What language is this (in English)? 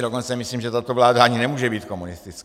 Czech